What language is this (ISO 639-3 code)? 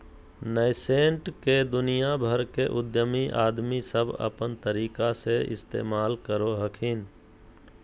mag